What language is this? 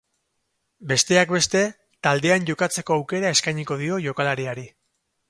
Basque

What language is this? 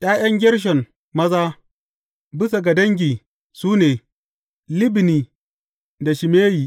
Hausa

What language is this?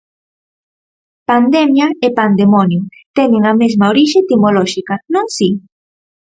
Galician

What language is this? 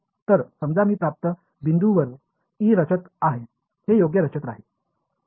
Marathi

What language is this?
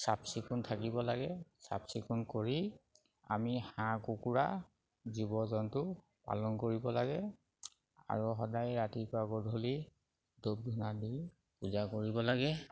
Assamese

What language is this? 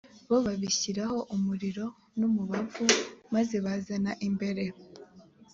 Kinyarwanda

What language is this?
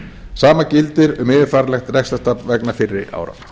Icelandic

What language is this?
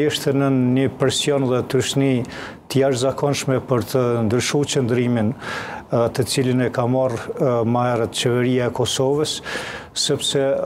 Romanian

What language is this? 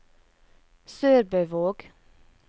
Norwegian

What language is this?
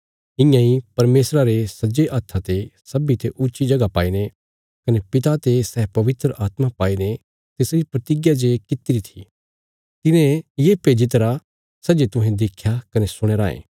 Bilaspuri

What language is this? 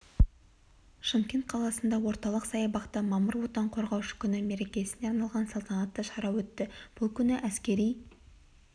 Kazakh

